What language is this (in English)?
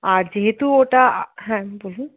Bangla